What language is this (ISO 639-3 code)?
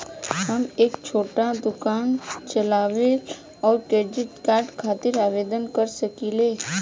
bho